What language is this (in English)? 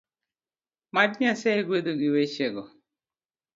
Luo (Kenya and Tanzania)